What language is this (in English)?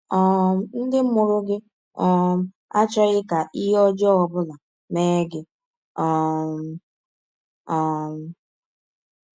Igbo